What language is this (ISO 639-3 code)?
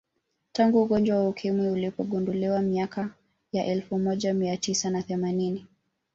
swa